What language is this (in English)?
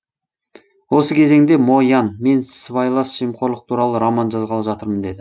Kazakh